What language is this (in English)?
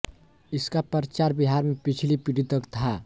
Hindi